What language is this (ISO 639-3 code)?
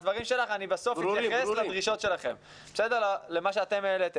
heb